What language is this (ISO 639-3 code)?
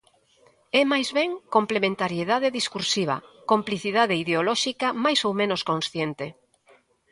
glg